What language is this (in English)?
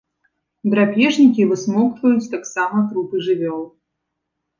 Belarusian